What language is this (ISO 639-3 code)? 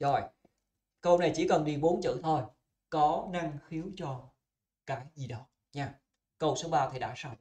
vie